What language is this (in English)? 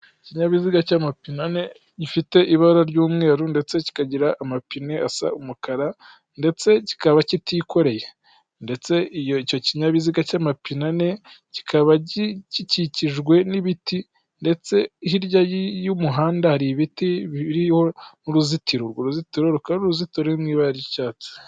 Kinyarwanda